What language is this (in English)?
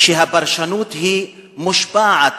Hebrew